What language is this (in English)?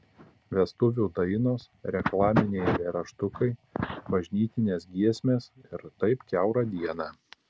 Lithuanian